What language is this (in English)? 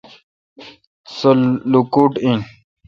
Kalkoti